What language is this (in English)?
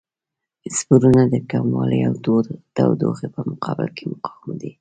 Pashto